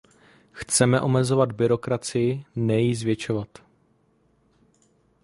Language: Czech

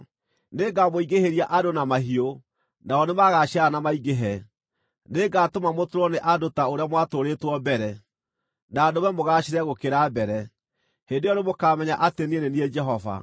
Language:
Kikuyu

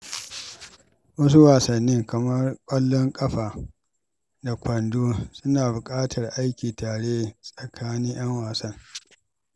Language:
Hausa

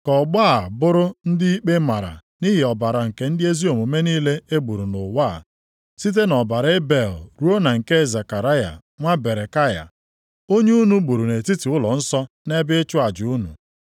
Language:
Igbo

